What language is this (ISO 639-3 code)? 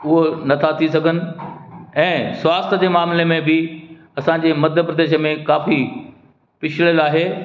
snd